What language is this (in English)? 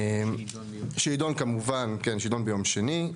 Hebrew